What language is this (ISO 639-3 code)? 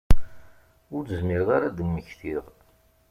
kab